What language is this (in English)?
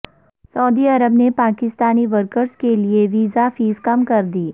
Urdu